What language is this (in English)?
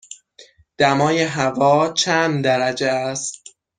Persian